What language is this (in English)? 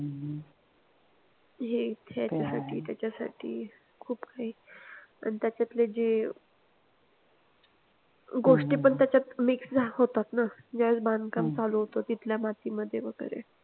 Marathi